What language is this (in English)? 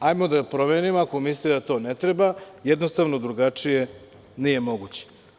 Serbian